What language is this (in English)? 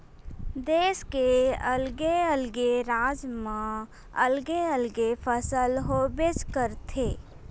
Chhattisgarhi